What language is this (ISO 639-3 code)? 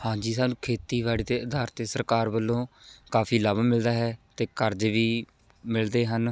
pan